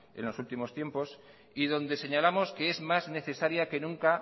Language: Spanish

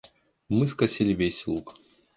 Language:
Russian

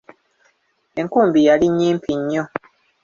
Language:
Ganda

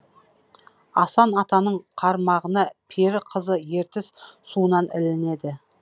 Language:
Kazakh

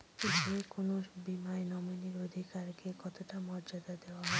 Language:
Bangla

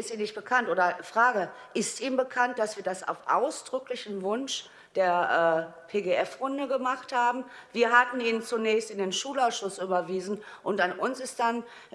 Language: German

